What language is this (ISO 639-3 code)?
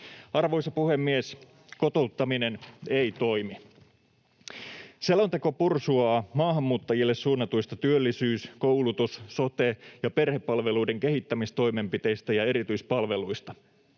fin